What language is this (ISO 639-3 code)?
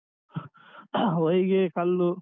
kan